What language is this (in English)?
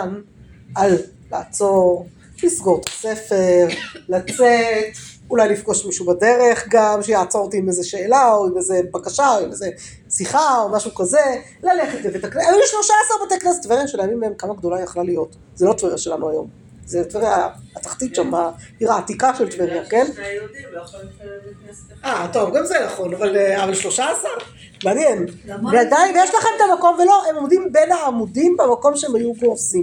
Hebrew